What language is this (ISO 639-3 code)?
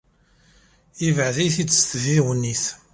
kab